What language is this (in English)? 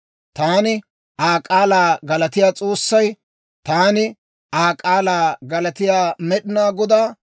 Dawro